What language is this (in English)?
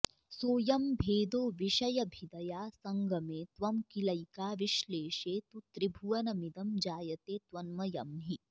Sanskrit